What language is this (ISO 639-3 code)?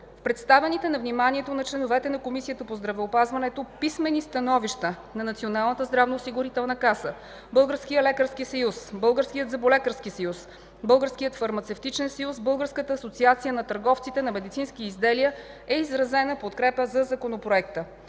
bul